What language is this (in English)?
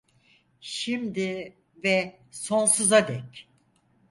Turkish